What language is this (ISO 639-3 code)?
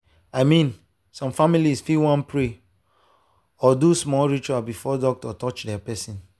pcm